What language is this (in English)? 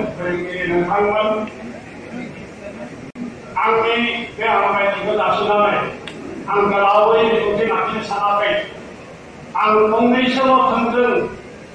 Thai